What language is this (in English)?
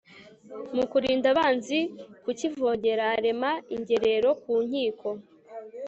Kinyarwanda